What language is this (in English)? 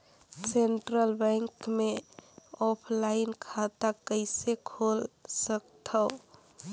Chhattisgarhi